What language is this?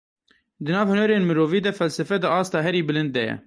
Kurdish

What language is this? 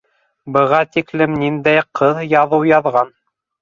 Bashkir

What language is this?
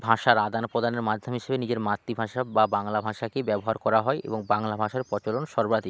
Bangla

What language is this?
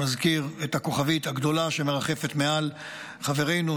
Hebrew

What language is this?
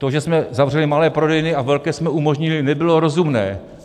Czech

